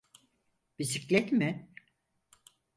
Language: Turkish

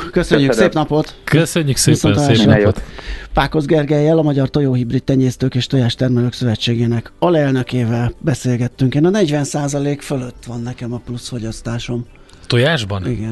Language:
Hungarian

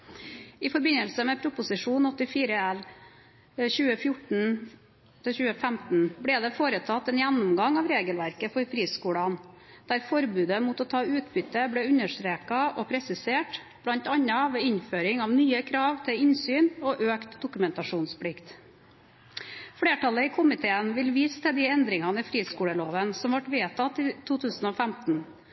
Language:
Norwegian Bokmål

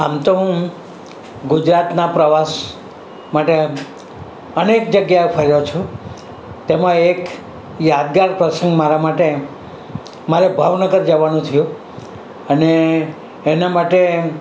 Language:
Gujarati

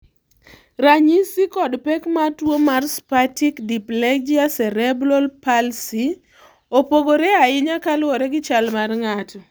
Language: Luo (Kenya and Tanzania)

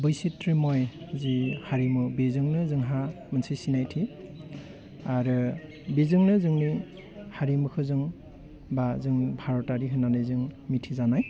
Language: Bodo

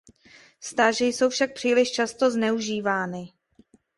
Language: Czech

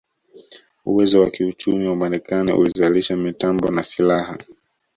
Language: Swahili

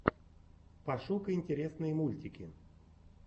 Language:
Russian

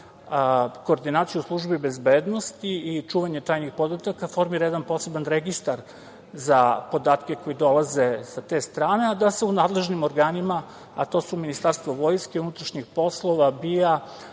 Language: Serbian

